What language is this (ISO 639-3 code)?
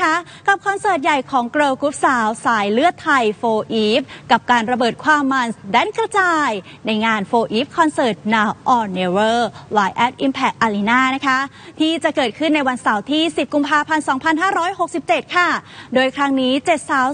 tha